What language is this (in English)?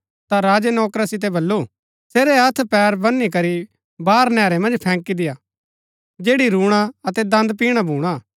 Gaddi